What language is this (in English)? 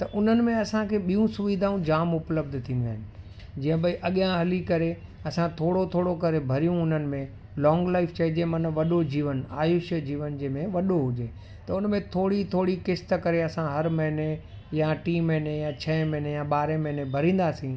Sindhi